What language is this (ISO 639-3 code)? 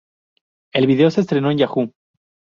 spa